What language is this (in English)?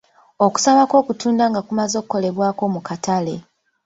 Ganda